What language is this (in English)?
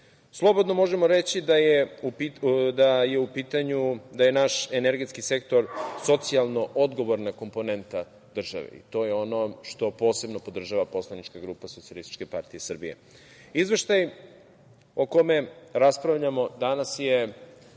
Serbian